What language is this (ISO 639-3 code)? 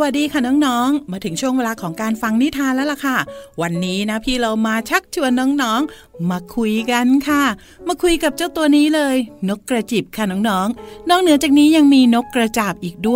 tha